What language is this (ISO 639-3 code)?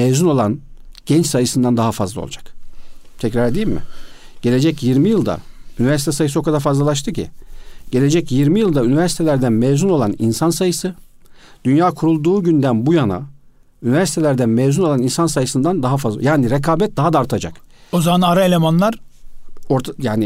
tur